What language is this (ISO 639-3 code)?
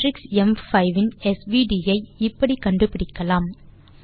tam